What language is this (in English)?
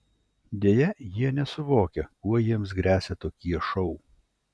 Lithuanian